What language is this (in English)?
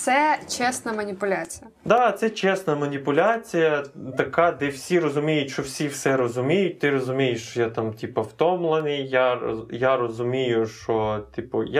Ukrainian